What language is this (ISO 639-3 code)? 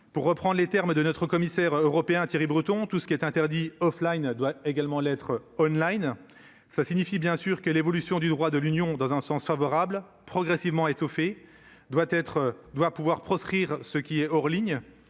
fra